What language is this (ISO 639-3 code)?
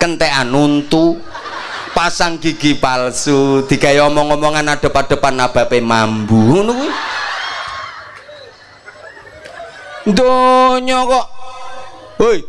ind